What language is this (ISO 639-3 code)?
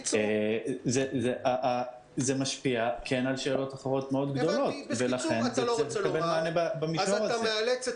heb